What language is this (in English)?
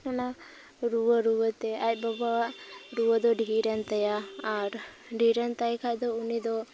Santali